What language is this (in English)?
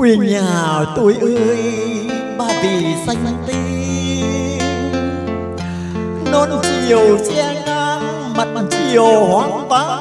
Vietnamese